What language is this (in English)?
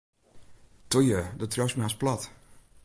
Western Frisian